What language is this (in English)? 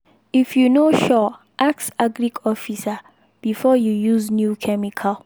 Nigerian Pidgin